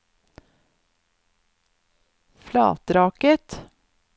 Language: Norwegian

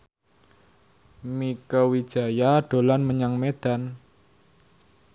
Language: Javanese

